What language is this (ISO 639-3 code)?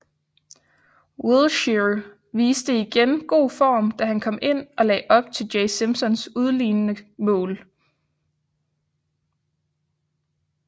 dan